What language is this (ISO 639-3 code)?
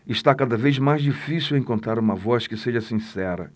por